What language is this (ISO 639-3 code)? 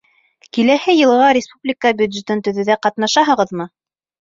bak